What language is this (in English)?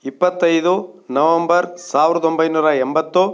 Kannada